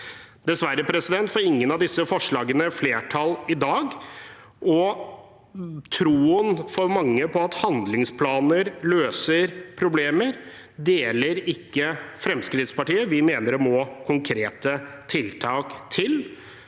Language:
Norwegian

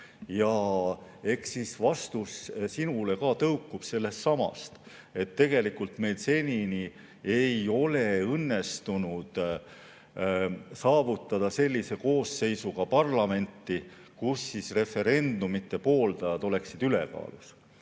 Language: Estonian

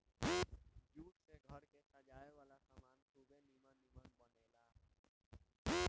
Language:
Bhojpuri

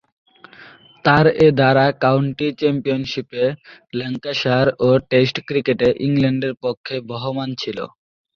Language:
Bangla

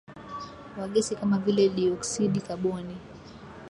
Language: Swahili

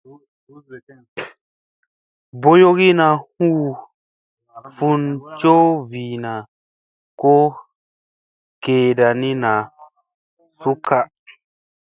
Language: Musey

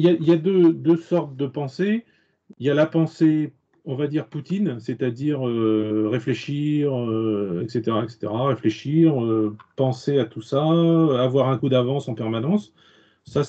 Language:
French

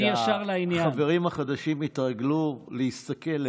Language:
Hebrew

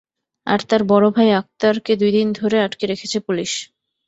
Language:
Bangla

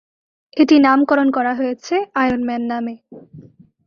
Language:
Bangla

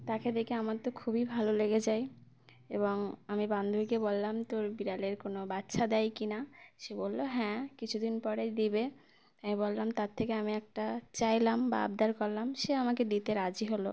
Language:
Bangla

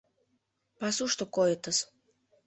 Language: Mari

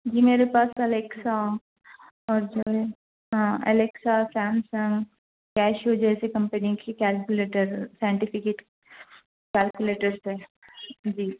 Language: Urdu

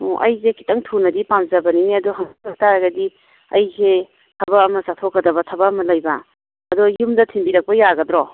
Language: Manipuri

